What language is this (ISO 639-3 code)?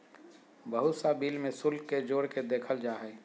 mag